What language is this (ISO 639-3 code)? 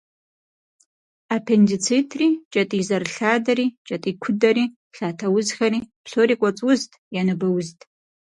kbd